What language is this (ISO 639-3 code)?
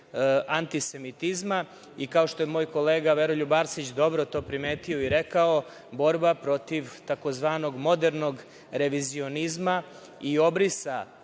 srp